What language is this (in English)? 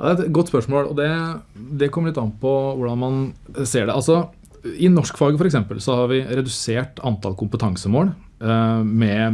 Norwegian